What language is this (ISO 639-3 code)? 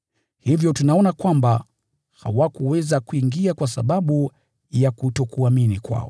swa